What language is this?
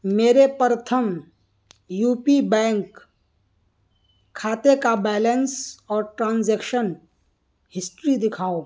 Urdu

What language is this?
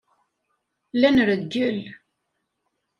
Kabyle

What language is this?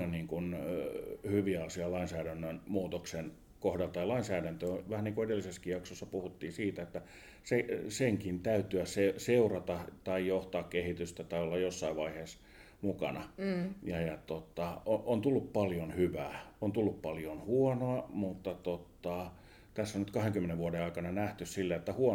Finnish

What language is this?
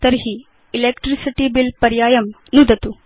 Sanskrit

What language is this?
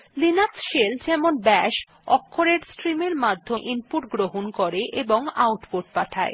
Bangla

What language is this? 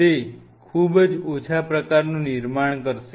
Gujarati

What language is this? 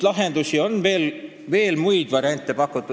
Estonian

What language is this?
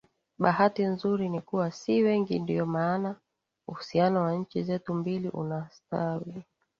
Swahili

